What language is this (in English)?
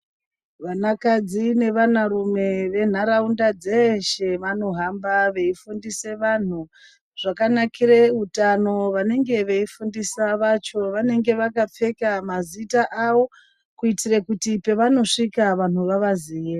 Ndau